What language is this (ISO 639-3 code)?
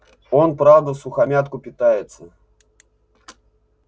rus